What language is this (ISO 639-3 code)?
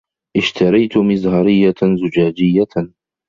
ara